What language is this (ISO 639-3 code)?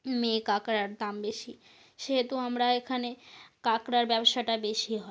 ben